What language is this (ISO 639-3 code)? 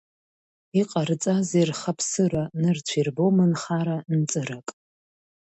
abk